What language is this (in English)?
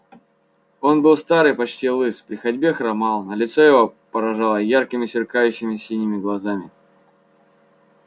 Russian